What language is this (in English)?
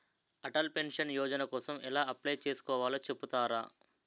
Telugu